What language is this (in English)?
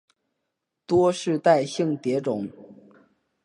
Chinese